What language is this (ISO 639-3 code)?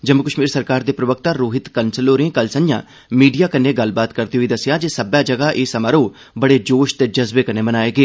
doi